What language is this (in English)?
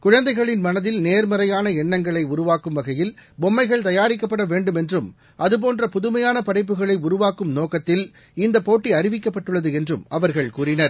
Tamil